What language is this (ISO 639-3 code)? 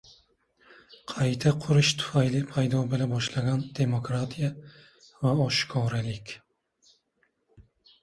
uzb